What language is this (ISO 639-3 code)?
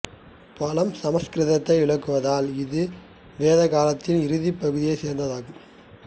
tam